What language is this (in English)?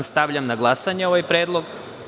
Serbian